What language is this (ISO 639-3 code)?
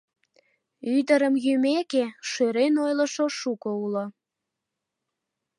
chm